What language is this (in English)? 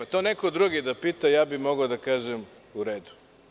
Serbian